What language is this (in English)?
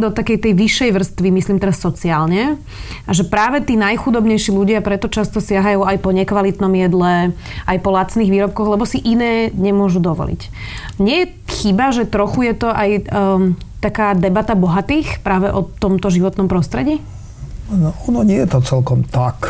Slovak